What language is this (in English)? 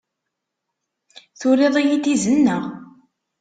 Kabyle